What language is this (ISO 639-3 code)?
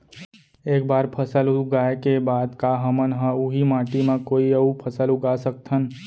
hne